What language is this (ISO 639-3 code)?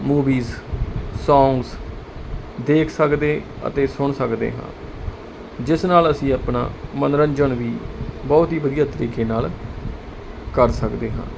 pan